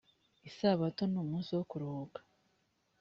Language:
Kinyarwanda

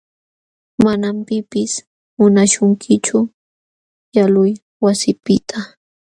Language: Jauja Wanca Quechua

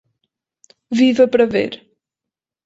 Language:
Portuguese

